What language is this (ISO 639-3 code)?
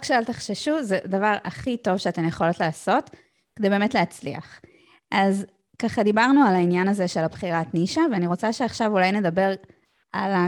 heb